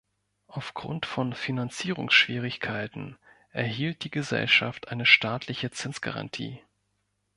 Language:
German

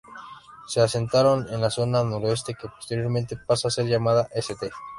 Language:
Spanish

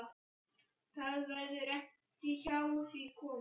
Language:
Icelandic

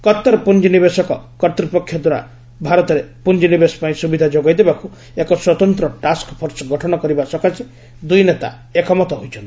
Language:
Odia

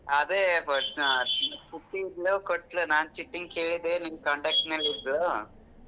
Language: Kannada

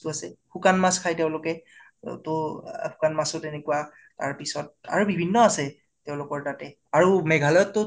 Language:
Assamese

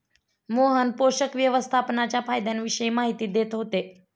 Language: Marathi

